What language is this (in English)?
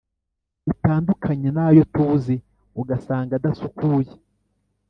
Kinyarwanda